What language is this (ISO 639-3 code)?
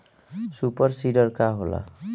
bho